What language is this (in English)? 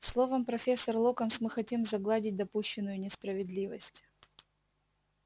Russian